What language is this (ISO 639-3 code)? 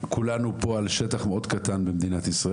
heb